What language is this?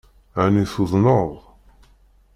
Kabyle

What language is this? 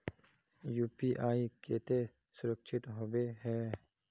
Magahi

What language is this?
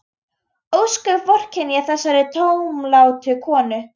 Icelandic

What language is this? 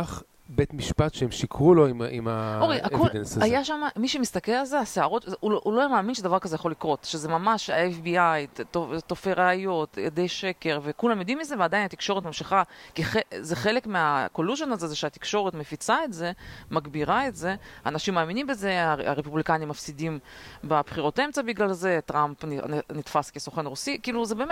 Hebrew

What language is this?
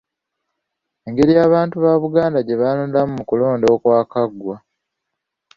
Ganda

